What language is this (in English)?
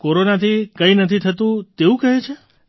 Gujarati